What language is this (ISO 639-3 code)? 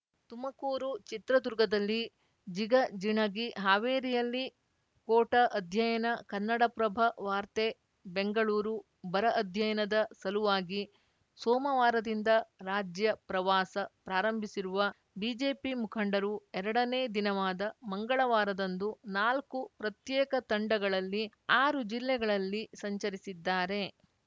kan